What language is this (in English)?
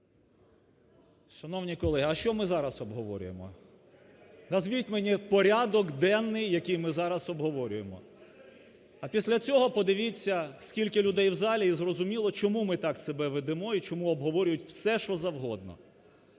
Ukrainian